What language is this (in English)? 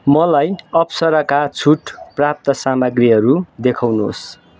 Nepali